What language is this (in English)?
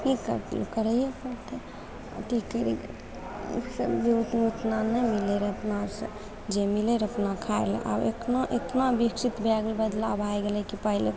Maithili